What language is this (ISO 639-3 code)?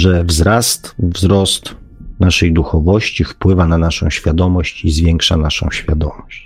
pol